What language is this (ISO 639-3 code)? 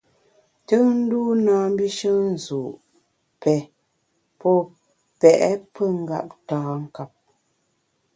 bax